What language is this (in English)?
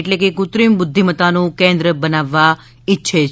Gujarati